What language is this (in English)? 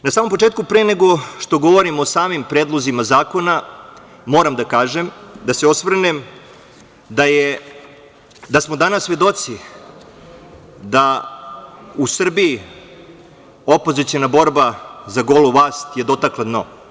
Serbian